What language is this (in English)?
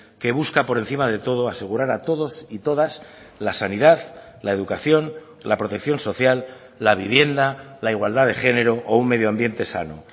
Spanish